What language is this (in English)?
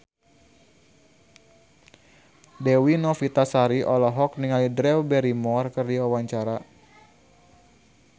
Sundanese